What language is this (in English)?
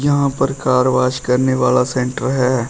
Hindi